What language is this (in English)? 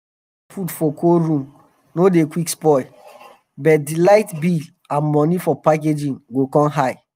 Nigerian Pidgin